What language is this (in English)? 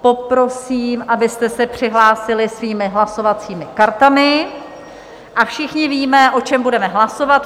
Czech